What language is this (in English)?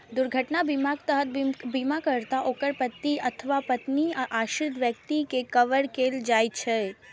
Maithili